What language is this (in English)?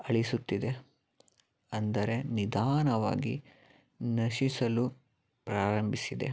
Kannada